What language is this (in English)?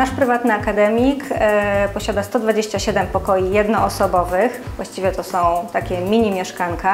Polish